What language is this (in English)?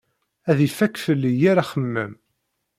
Kabyle